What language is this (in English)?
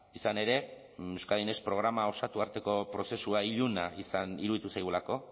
Basque